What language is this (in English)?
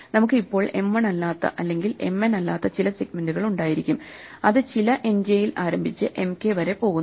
Malayalam